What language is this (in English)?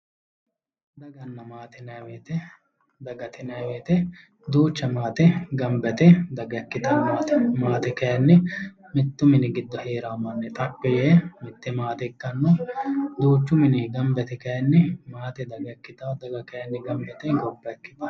Sidamo